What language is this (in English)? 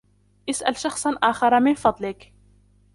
Arabic